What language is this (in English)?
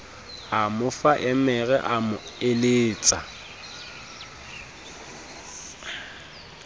Southern Sotho